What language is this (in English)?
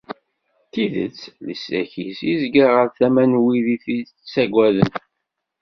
Kabyle